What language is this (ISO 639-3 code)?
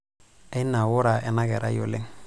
mas